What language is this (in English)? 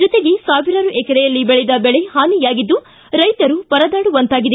Kannada